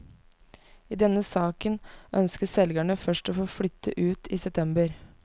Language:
Norwegian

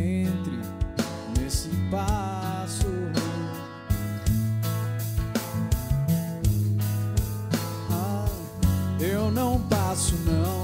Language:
Greek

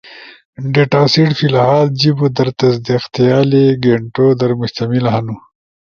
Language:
Ushojo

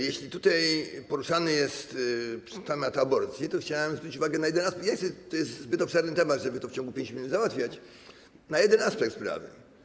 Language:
Polish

